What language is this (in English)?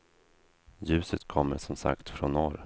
Swedish